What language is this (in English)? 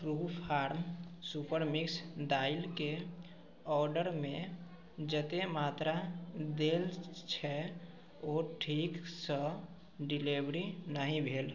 Maithili